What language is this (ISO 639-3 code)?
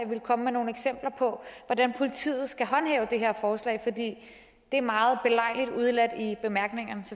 dan